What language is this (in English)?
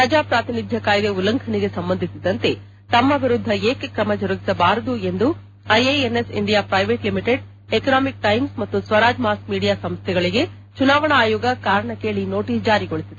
Kannada